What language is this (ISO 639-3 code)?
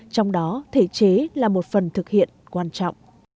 vie